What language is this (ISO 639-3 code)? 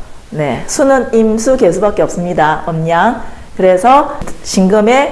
kor